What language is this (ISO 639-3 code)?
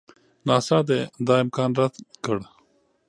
pus